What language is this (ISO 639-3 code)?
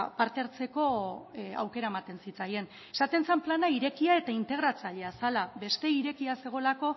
eus